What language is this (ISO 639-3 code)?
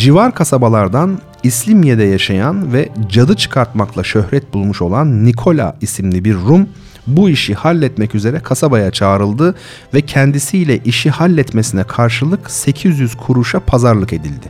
tur